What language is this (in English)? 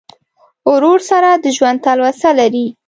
Pashto